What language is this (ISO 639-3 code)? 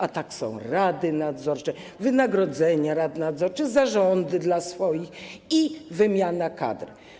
pol